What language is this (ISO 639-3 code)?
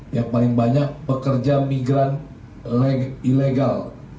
ind